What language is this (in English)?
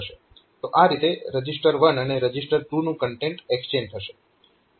Gujarati